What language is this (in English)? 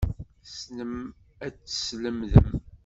Kabyle